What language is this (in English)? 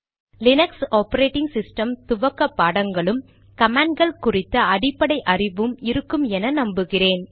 Tamil